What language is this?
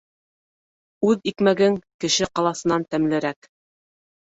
Bashkir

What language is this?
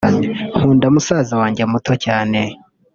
Kinyarwanda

